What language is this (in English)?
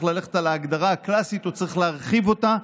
Hebrew